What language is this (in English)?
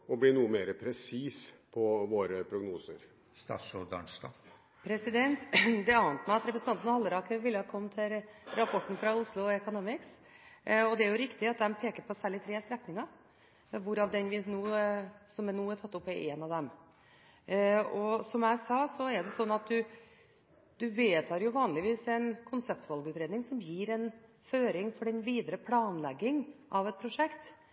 Norwegian Bokmål